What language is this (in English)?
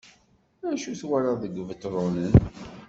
Kabyle